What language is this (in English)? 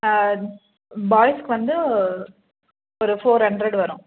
Tamil